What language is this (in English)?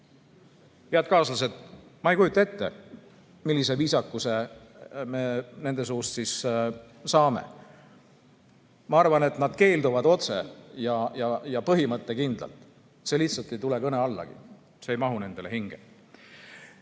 Estonian